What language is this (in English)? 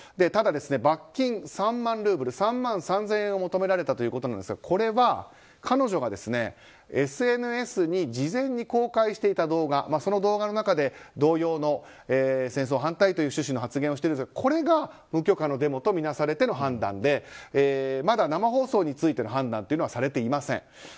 Japanese